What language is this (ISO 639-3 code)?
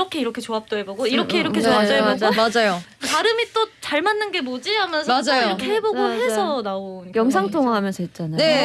kor